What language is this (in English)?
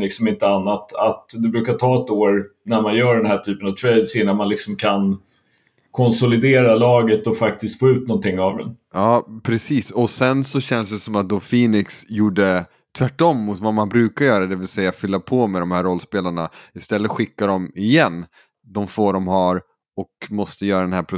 Swedish